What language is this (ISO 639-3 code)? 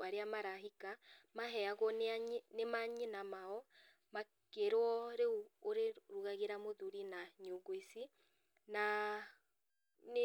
kik